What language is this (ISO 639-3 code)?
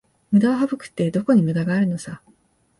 jpn